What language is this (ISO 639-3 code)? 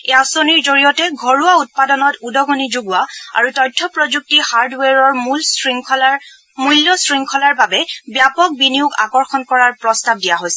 asm